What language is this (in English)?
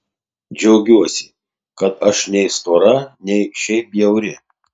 Lithuanian